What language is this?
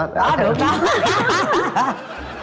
Vietnamese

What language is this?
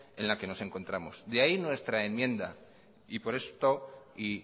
Spanish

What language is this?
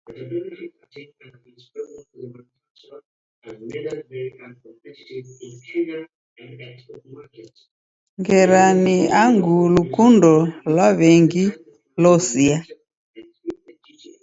Taita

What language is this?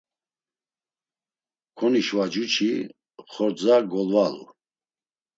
Laz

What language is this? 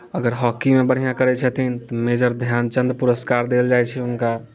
Maithili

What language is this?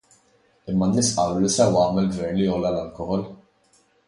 Maltese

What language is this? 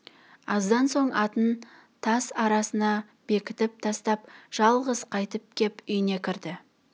Kazakh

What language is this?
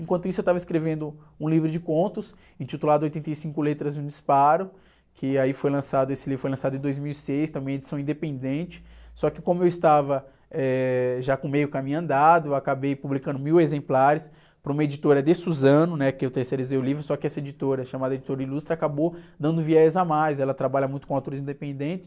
Portuguese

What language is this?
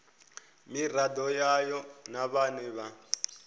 Venda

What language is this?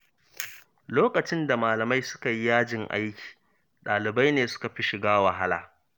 Hausa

